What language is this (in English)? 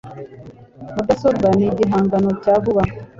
Kinyarwanda